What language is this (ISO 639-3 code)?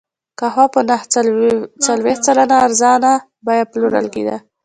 pus